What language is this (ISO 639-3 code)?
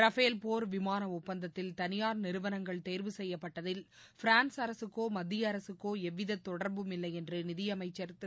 tam